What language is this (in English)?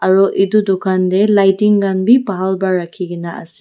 Naga Pidgin